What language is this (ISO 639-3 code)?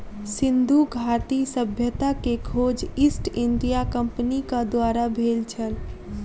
mai